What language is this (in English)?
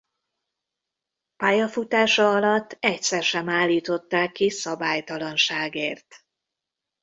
Hungarian